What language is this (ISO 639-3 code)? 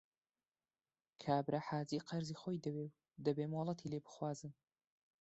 ckb